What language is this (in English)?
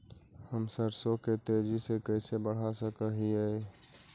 Magahi